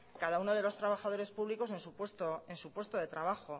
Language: Spanish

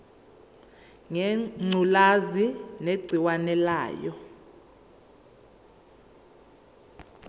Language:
Zulu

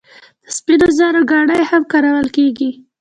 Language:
Pashto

